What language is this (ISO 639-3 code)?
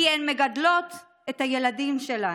heb